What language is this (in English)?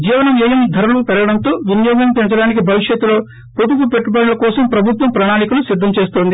Telugu